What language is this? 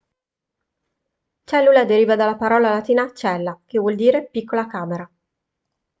Italian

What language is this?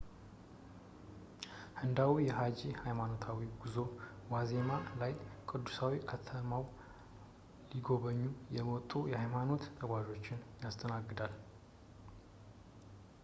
Amharic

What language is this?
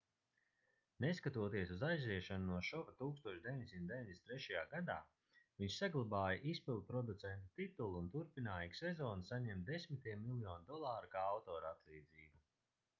Latvian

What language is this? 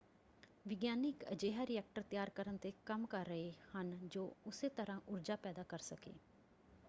Punjabi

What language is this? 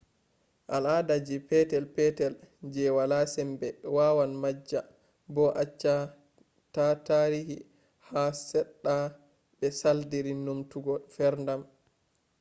Fula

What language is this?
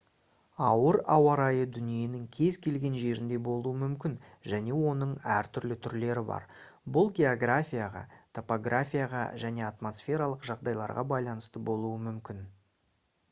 Kazakh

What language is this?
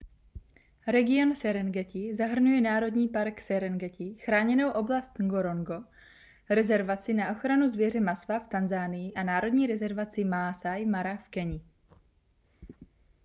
Czech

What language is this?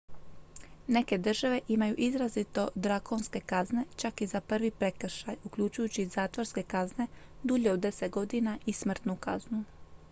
Croatian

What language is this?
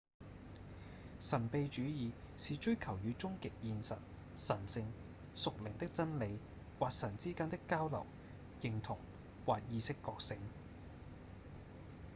Cantonese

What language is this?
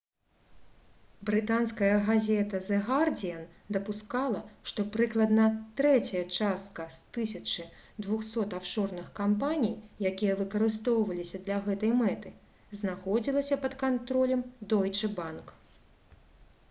Belarusian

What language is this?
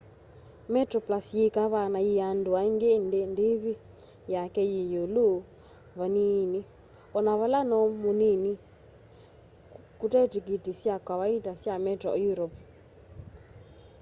Kamba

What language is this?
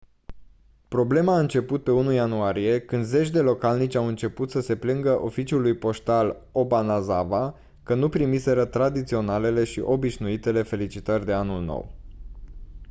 Romanian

